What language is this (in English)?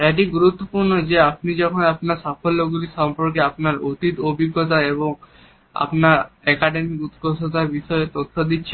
Bangla